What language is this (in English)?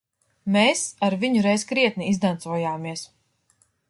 Latvian